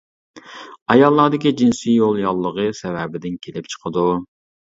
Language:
Uyghur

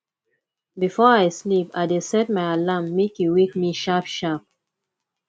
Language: Nigerian Pidgin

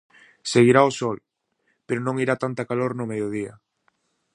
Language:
Galician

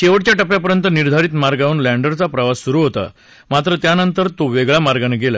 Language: Marathi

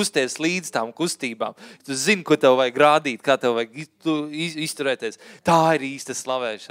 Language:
Finnish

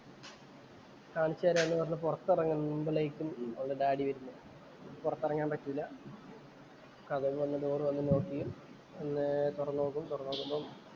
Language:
Malayalam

